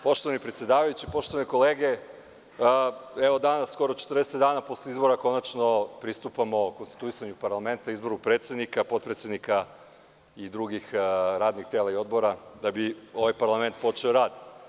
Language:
Serbian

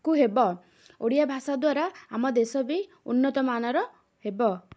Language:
Odia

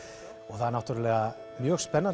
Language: Icelandic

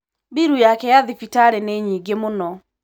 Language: Kikuyu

